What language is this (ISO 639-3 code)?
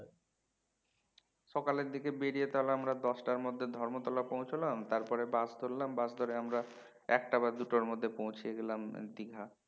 ben